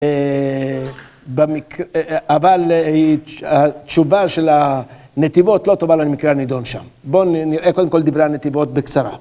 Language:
Hebrew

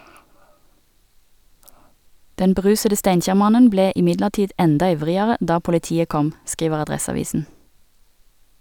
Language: Norwegian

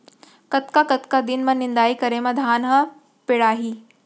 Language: Chhattisgarhi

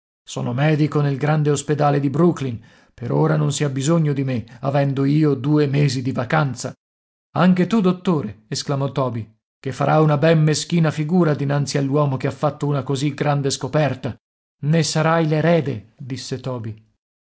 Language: Italian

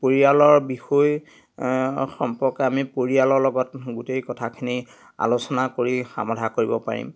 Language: Assamese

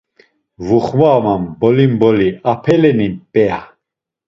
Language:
Laz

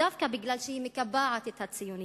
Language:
Hebrew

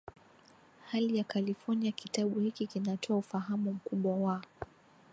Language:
Swahili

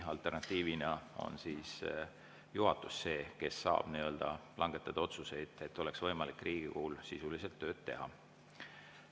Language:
Estonian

